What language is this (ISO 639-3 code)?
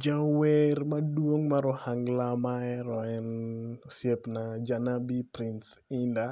luo